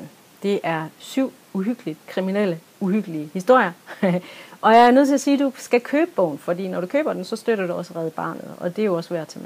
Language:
Danish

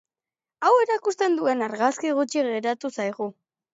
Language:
Basque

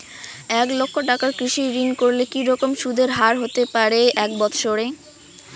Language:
Bangla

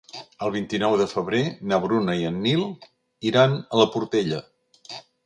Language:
Catalan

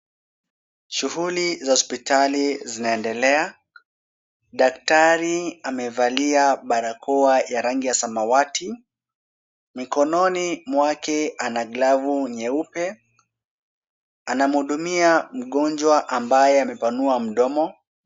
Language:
Swahili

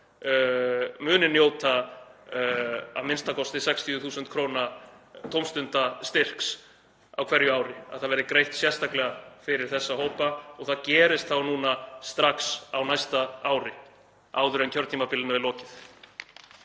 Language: Icelandic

